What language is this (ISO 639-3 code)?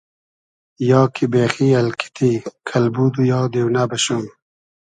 haz